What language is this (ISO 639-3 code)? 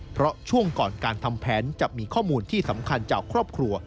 tha